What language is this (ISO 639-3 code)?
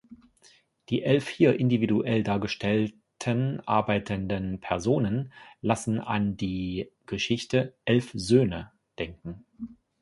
deu